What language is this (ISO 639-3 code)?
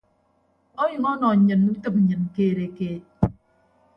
ibb